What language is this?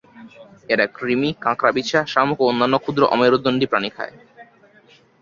Bangla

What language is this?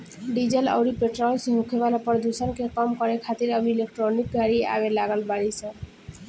Bhojpuri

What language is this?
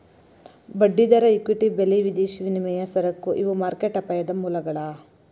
Kannada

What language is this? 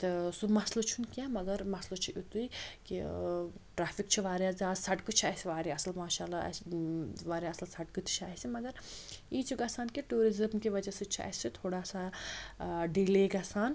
Kashmiri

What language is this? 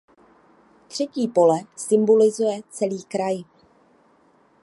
Czech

